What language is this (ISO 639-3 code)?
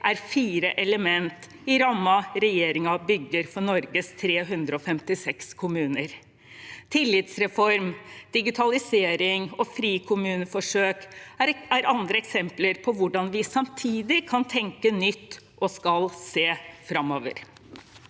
nor